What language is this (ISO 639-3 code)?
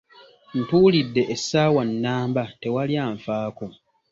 lug